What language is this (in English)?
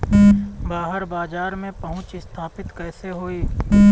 Bhojpuri